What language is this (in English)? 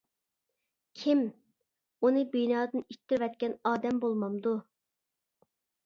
Uyghur